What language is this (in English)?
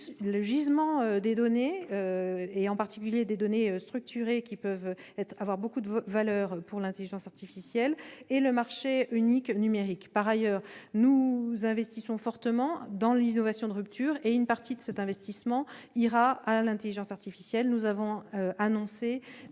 French